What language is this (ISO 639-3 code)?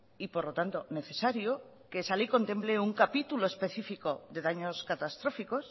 spa